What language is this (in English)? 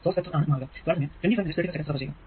Malayalam